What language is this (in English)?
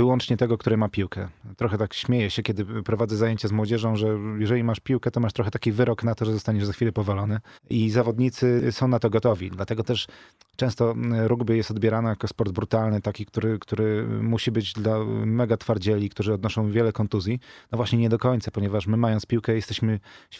Polish